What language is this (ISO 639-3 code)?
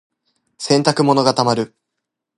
jpn